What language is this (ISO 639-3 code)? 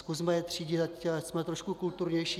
ces